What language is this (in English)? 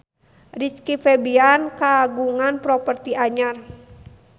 Sundanese